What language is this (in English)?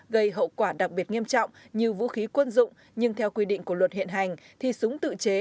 Vietnamese